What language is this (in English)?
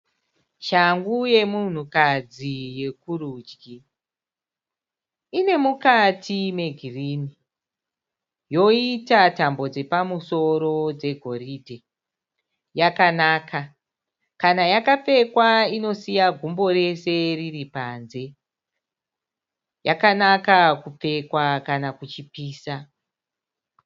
Shona